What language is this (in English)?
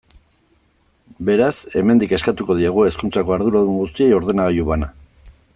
Basque